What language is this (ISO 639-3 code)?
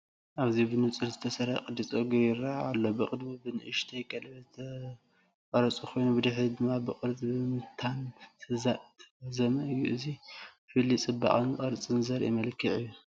tir